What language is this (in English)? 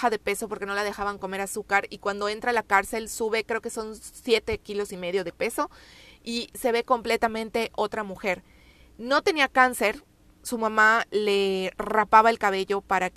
Spanish